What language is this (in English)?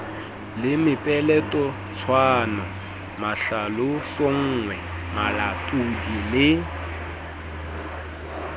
Southern Sotho